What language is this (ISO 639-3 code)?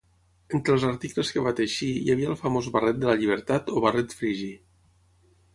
cat